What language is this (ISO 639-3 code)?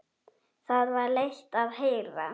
isl